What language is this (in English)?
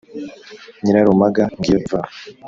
Kinyarwanda